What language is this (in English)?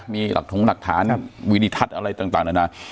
Thai